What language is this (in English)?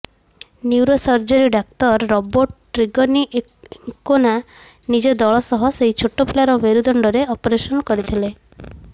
Odia